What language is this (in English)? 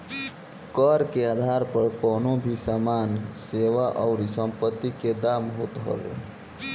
Bhojpuri